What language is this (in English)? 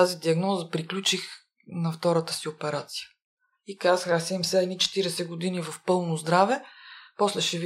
Bulgarian